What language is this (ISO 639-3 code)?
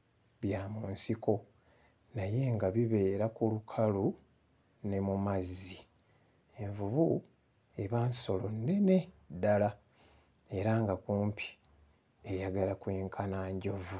lug